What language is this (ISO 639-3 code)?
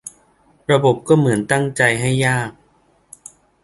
tha